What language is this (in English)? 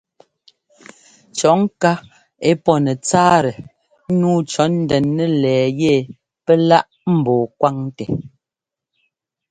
Ngomba